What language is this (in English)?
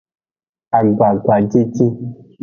Aja (Benin)